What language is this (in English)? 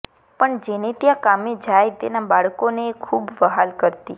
Gujarati